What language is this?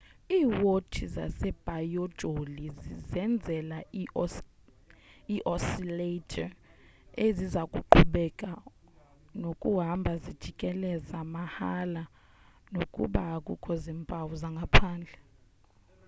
Xhosa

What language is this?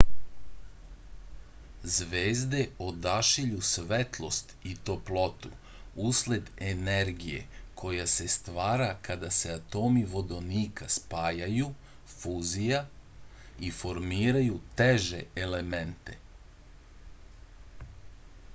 Serbian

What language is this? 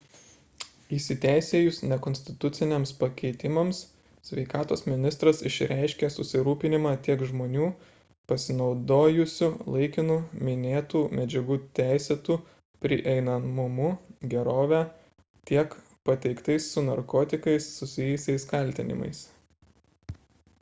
Lithuanian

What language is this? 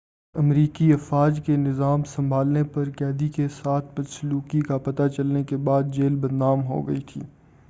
Urdu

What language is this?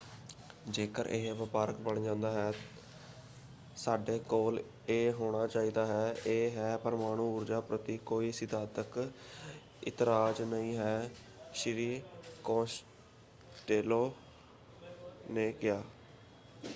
Punjabi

